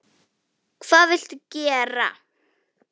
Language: Icelandic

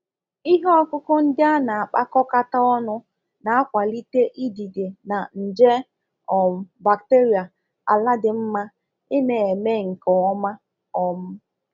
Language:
Igbo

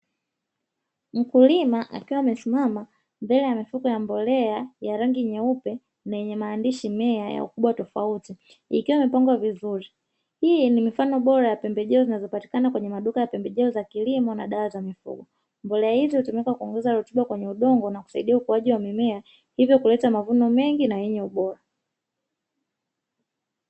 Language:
Swahili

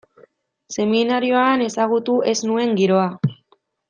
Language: Basque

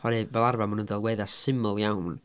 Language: Welsh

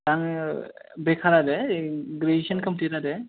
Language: Bodo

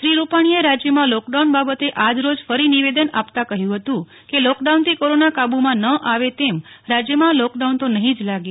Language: Gujarati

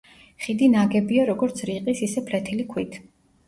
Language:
Georgian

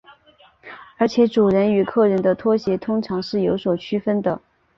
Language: Chinese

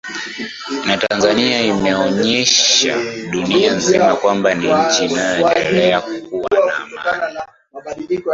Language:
Swahili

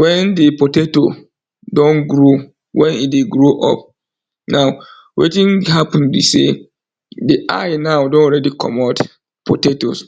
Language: Nigerian Pidgin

